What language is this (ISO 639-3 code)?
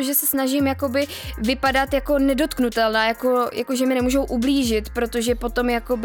ces